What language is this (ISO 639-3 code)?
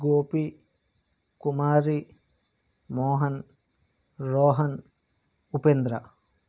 tel